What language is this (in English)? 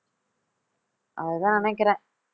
Tamil